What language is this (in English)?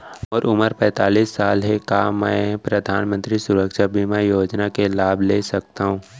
Chhattisgarhi